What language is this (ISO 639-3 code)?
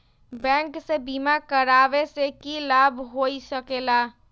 mag